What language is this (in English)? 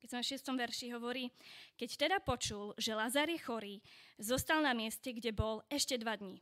Slovak